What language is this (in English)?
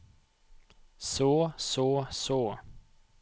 Norwegian